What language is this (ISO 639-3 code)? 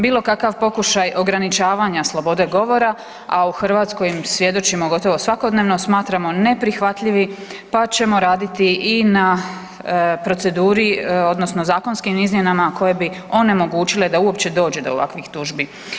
hrv